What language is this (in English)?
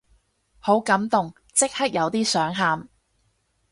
Cantonese